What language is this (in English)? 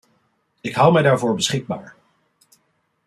Dutch